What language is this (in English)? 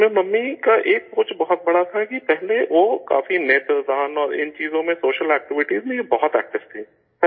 Urdu